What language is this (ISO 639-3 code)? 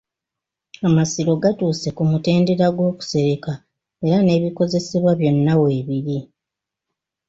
lug